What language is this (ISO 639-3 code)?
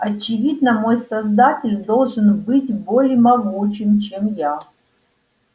rus